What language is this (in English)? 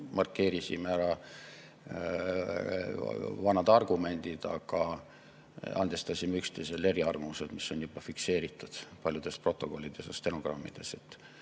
Estonian